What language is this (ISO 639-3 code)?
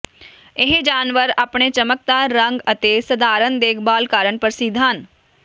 pan